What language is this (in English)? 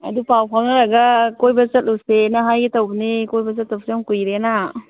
Manipuri